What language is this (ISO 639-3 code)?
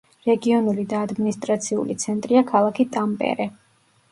kat